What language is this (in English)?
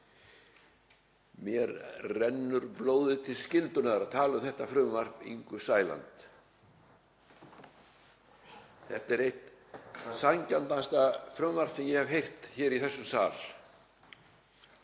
Icelandic